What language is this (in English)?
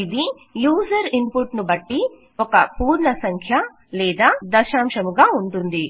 Telugu